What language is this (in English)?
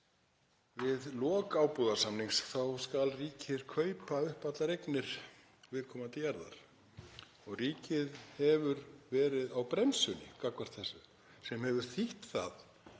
Icelandic